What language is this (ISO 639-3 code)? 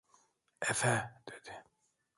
tur